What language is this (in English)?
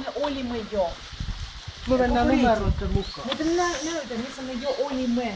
Finnish